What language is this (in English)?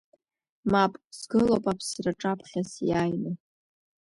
Abkhazian